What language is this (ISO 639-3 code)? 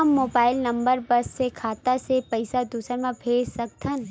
hne